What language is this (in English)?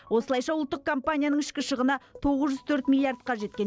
Kazakh